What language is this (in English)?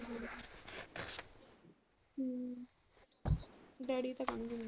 Punjabi